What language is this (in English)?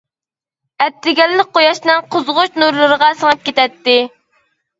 Uyghur